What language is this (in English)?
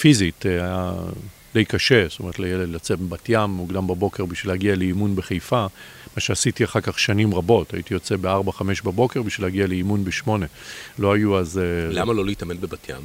Hebrew